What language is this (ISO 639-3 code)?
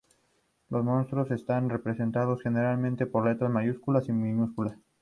spa